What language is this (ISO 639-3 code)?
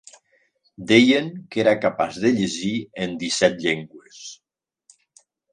cat